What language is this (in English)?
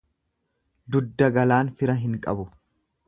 Oromo